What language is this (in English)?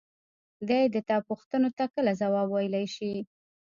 Pashto